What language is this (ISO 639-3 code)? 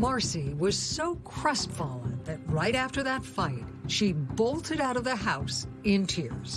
eng